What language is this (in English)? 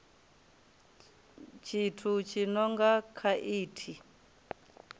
Venda